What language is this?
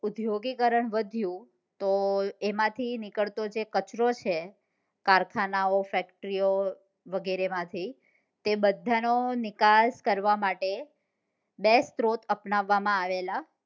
Gujarati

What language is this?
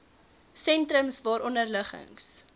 Afrikaans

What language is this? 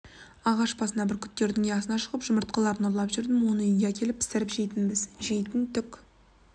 Kazakh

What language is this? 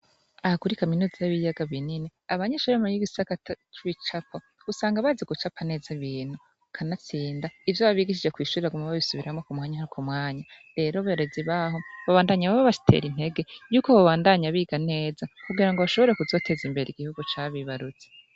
Rundi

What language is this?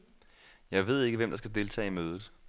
Danish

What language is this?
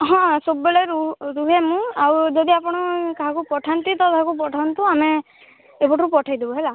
Odia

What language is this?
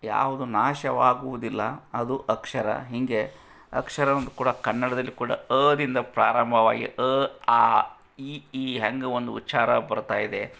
Kannada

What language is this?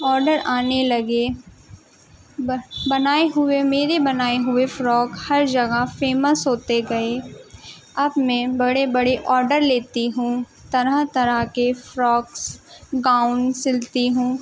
Urdu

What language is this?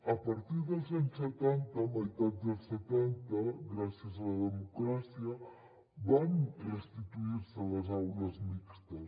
Catalan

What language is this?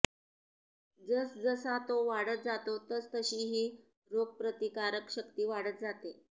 Marathi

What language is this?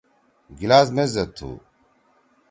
Torwali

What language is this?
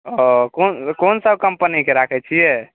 Maithili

